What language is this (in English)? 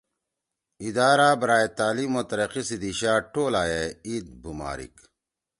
Torwali